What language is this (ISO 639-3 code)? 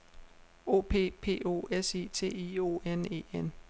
dan